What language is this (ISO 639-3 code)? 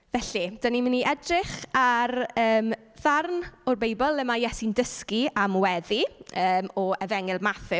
cym